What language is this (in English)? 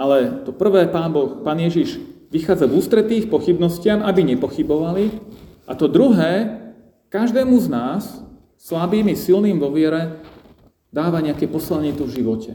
Slovak